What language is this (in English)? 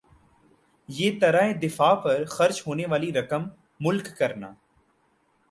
Urdu